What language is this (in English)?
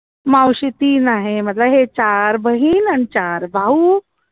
Marathi